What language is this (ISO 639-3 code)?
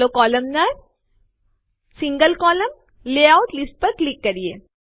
guj